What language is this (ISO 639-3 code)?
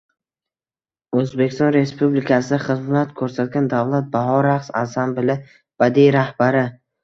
uzb